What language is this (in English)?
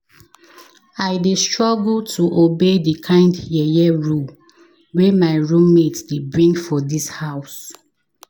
Nigerian Pidgin